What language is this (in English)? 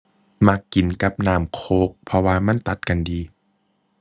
Thai